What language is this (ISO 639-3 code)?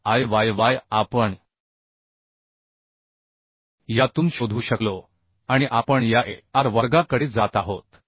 mar